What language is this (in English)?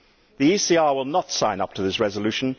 English